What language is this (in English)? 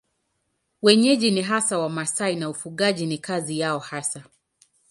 Swahili